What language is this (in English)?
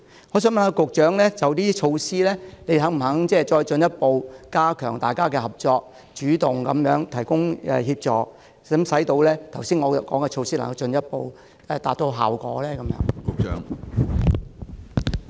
Cantonese